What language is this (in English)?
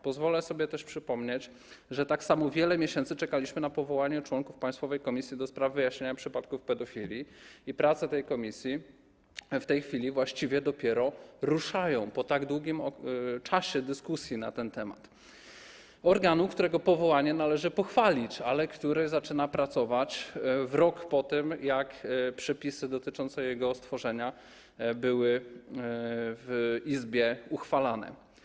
Polish